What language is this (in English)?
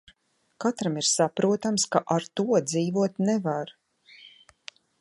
Latvian